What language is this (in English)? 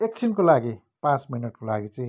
Nepali